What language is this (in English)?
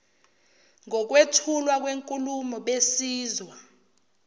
Zulu